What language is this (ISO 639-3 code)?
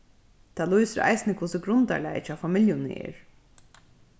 fao